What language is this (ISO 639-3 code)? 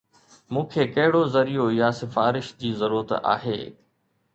snd